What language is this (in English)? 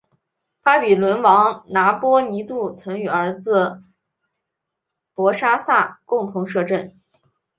Chinese